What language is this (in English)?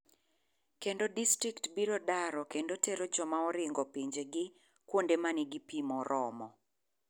Luo (Kenya and Tanzania)